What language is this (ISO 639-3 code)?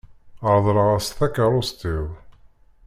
kab